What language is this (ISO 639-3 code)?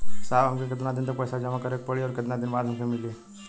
bho